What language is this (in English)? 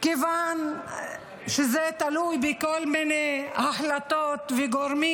Hebrew